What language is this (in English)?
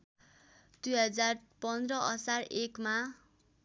Nepali